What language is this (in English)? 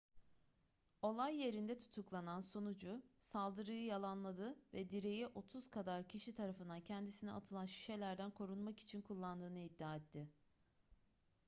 Turkish